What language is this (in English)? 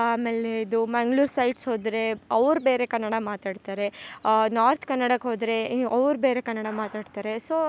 Kannada